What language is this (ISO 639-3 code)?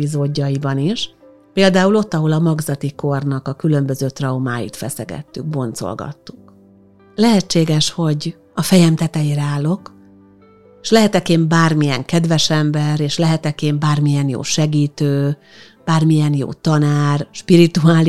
hun